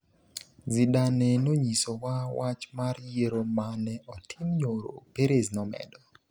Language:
Luo (Kenya and Tanzania)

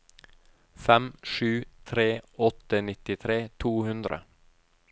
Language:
Norwegian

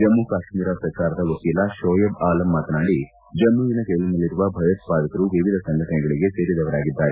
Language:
Kannada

